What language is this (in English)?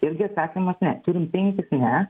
Lithuanian